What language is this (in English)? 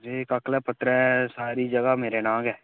Dogri